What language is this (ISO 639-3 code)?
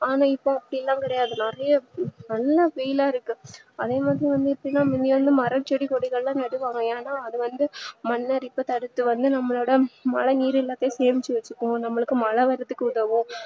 tam